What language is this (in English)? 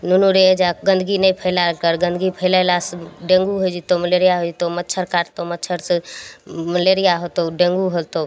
Maithili